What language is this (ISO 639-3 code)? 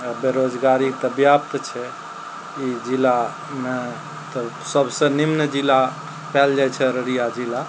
mai